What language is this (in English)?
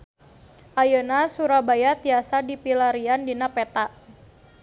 Sundanese